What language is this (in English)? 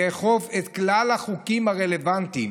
Hebrew